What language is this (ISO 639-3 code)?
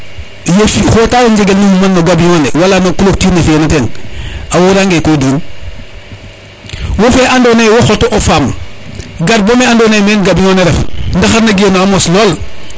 srr